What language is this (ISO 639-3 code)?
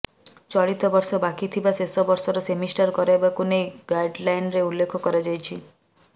ori